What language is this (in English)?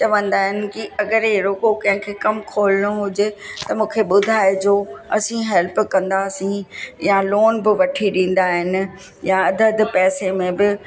Sindhi